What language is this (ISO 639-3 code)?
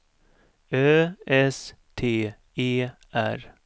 swe